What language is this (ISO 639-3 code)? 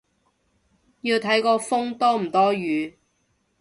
yue